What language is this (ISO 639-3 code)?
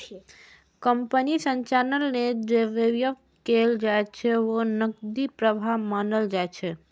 mai